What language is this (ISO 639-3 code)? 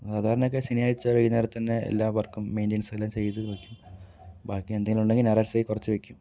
mal